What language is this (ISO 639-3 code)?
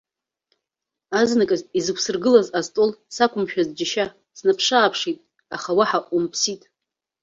abk